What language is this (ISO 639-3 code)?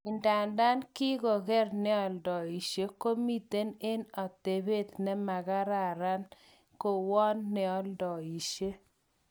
kln